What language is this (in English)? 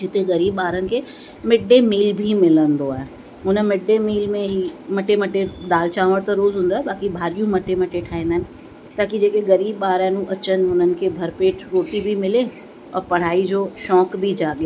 Sindhi